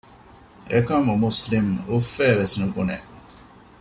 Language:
Divehi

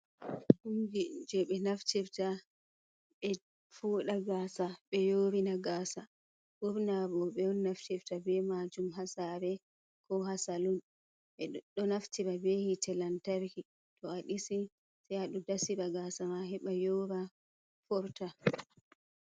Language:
Fula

